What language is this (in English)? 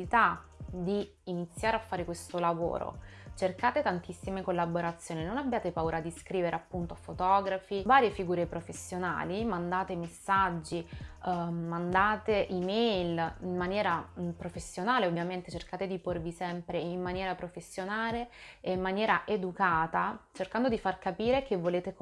Italian